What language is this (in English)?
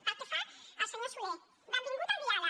Catalan